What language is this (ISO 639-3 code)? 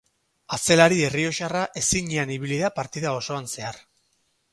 eus